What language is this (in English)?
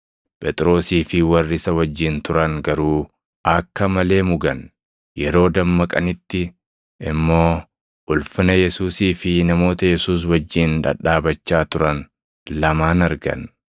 Oromo